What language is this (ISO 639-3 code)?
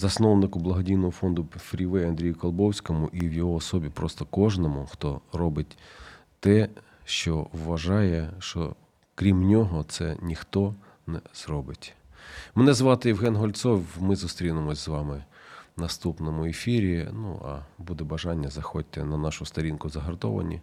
ukr